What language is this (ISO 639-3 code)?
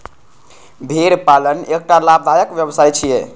mai